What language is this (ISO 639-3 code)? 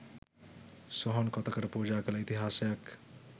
sin